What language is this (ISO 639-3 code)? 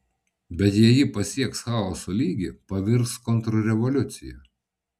lit